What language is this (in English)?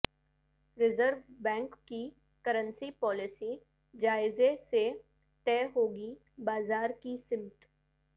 Urdu